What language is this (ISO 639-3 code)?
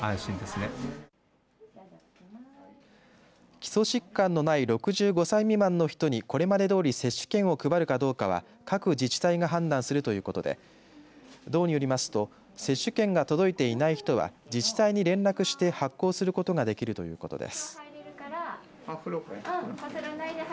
jpn